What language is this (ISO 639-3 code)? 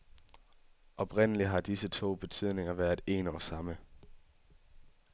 dan